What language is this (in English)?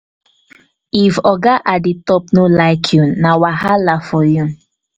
Nigerian Pidgin